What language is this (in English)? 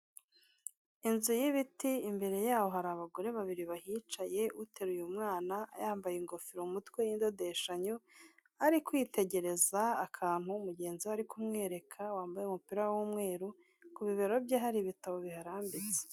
Kinyarwanda